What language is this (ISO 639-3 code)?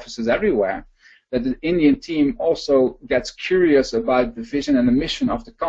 eng